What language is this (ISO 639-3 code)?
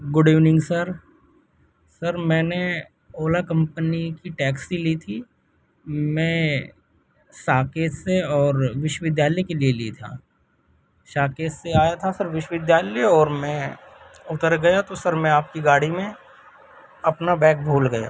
urd